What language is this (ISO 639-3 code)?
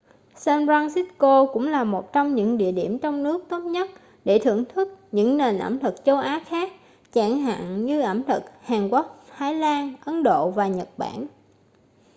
vie